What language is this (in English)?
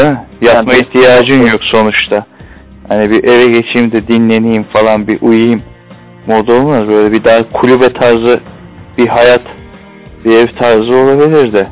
Turkish